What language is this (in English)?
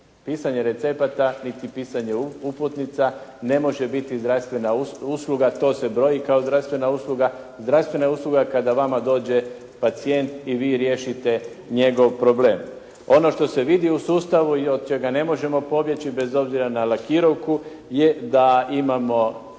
Croatian